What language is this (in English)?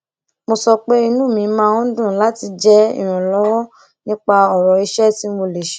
Yoruba